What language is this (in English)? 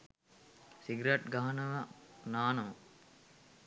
Sinhala